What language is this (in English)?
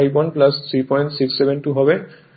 Bangla